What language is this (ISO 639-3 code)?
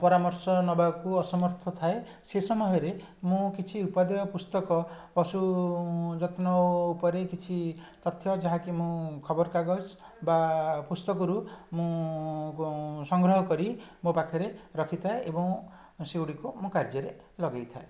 ori